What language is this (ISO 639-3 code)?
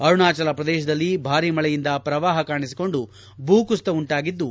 kan